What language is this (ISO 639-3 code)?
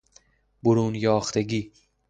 fas